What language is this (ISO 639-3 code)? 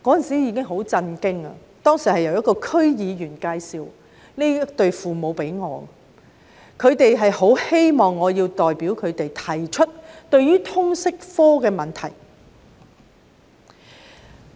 yue